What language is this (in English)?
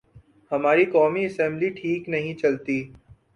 Urdu